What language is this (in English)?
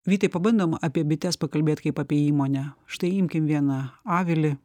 Lithuanian